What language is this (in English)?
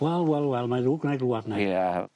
Welsh